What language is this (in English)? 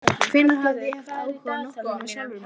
Icelandic